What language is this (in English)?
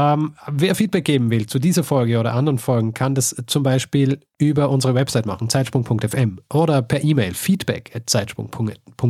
German